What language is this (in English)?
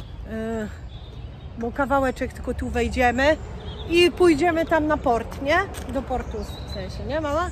Polish